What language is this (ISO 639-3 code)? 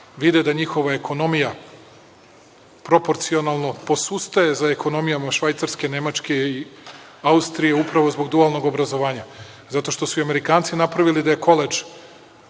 srp